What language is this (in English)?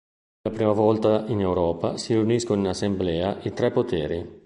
Italian